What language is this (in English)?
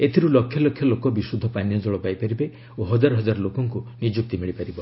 Odia